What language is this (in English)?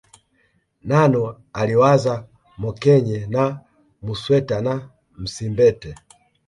Swahili